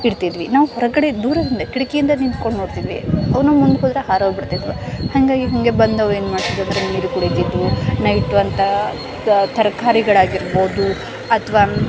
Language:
Kannada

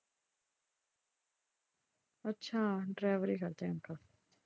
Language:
Punjabi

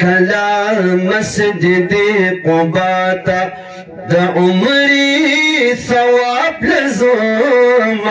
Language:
Arabic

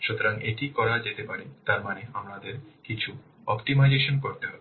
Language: Bangla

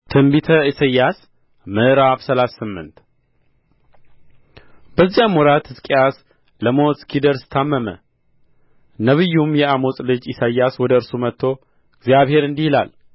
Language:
Amharic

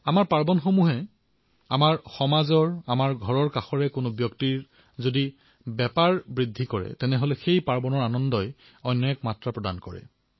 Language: Assamese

